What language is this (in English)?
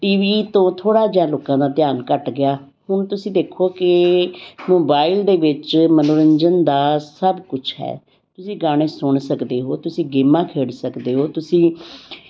Punjabi